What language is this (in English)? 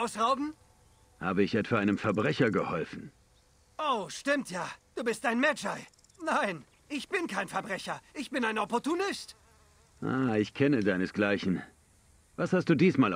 German